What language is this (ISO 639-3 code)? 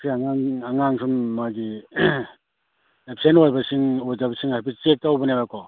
mni